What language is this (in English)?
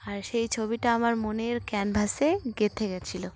Bangla